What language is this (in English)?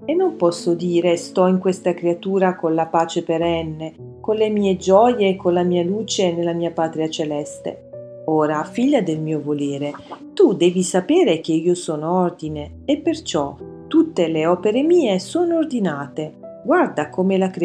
Italian